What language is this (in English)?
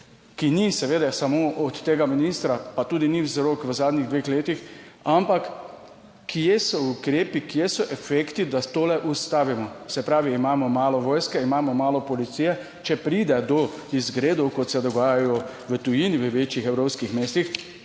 Slovenian